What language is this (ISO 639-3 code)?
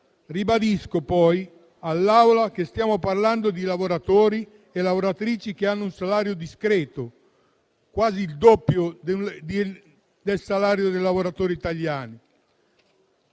ita